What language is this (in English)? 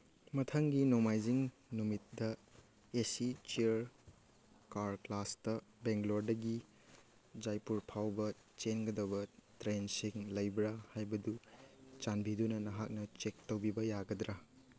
Manipuri